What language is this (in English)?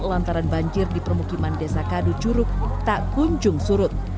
Indonesian